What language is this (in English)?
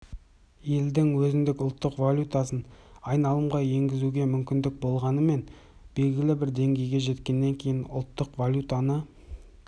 Kazakh